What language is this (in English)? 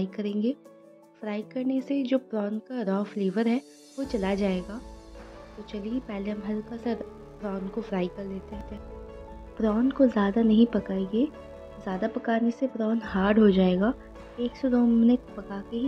Hindi